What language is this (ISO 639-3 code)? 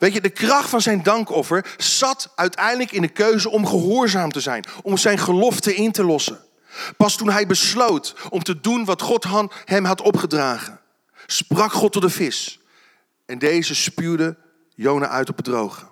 nld